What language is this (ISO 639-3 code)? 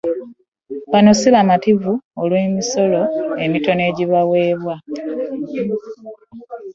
lug